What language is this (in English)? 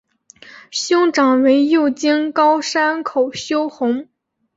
Chinese